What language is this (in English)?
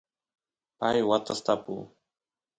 Santiago del Estero Quichua